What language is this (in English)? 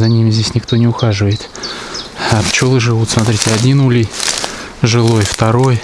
Russian